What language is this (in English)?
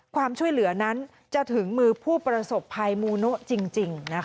Thai